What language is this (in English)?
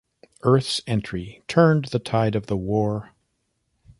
English